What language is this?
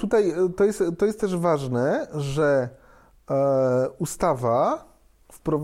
Polish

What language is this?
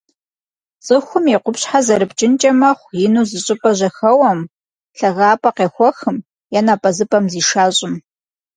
Kabardian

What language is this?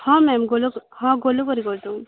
Odia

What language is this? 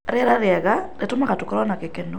Kikuyu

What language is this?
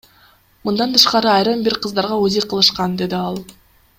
Kyrgyz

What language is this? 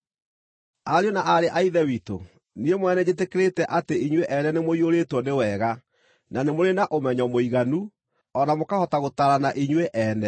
Kikuyu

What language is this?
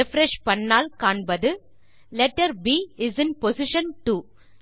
Tamil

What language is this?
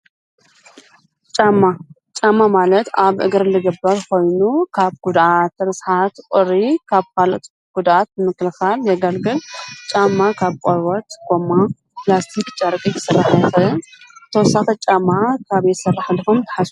Tigrinya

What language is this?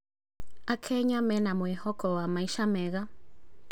Kikuyu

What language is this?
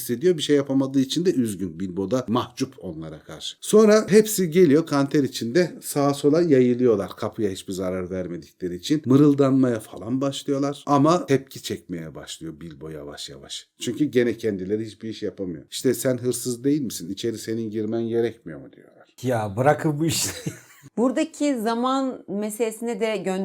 Turkish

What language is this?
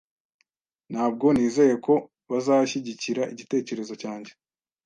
Kinyarwanda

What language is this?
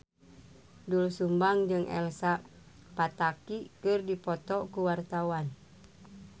Sundanese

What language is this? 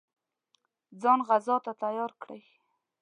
Pashto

